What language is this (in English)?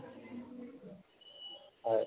Assamese